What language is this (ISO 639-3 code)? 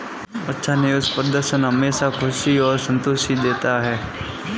hin